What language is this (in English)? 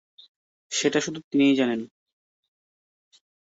Bangla